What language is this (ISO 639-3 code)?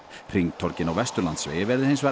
isl